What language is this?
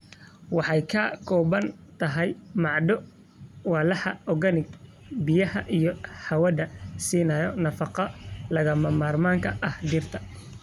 Somali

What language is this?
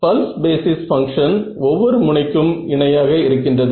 Tamil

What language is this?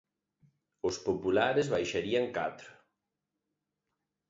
Galician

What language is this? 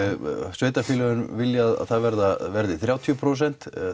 Icelandic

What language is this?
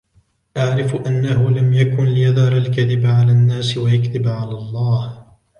Arabic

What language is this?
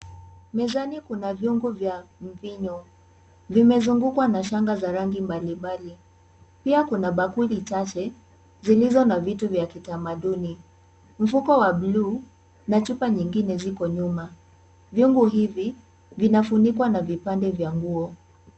Swahili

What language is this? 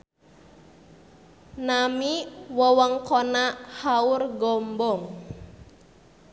Sundanese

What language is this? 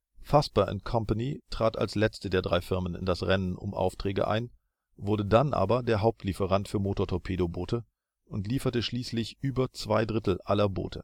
German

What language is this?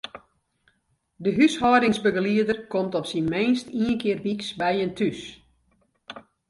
Western Frisian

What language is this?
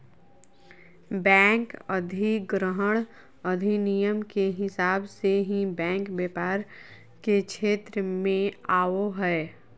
Magahi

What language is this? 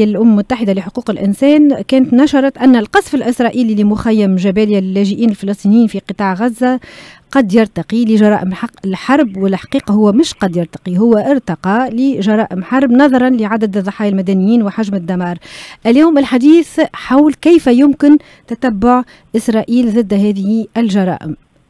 Arabic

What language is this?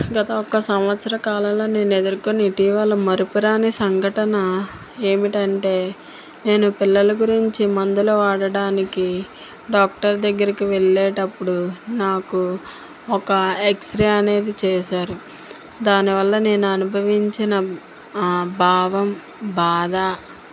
Telugu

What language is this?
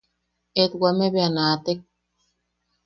Yaqui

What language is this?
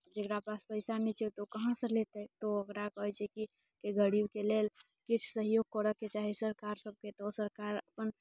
Maithili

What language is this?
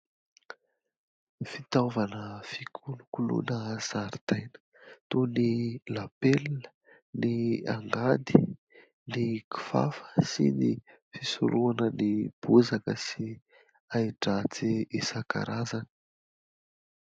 Malagasy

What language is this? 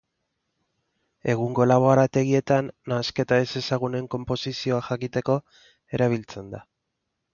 Basque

